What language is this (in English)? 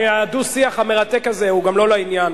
Hebrew